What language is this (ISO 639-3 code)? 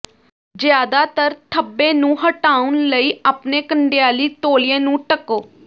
pan